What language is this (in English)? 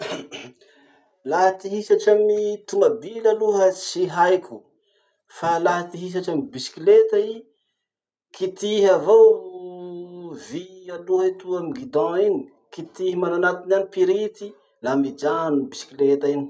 Masikoro Malagasy